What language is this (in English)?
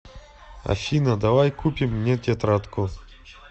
Russian